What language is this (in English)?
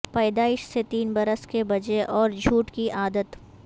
Urdu